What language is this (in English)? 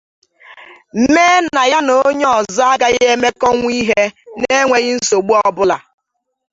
Igbo